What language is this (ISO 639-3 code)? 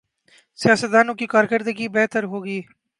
urd